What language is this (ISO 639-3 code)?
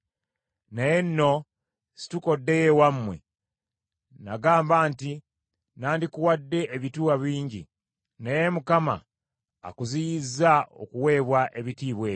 lug